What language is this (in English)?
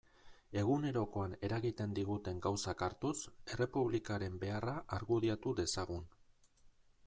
Basque